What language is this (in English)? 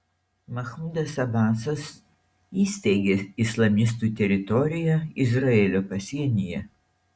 Lithuanian